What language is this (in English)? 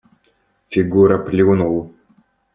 Russian